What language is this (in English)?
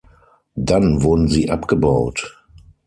German